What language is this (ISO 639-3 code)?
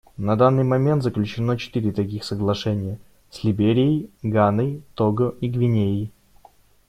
rus